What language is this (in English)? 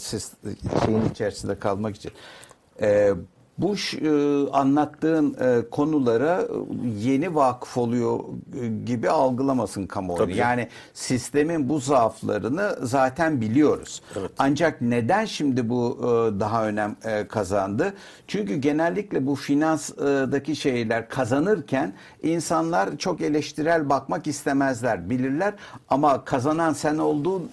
Turkish